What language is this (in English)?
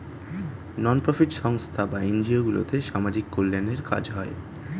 Bangla